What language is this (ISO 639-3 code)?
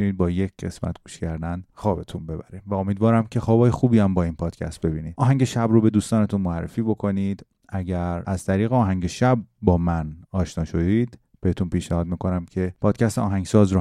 fas